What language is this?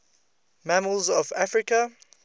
English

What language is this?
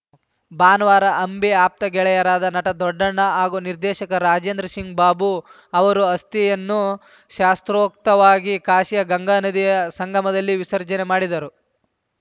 Kannada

